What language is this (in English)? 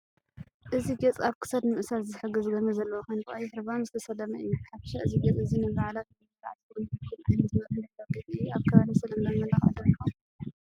Tigrinya